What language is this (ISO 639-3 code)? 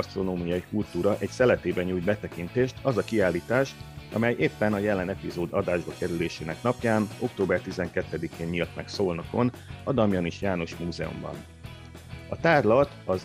hun